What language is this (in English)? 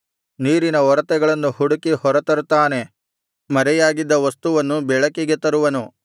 Kannada